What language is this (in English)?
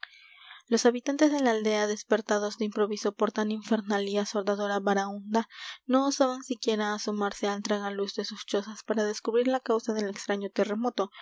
Spanish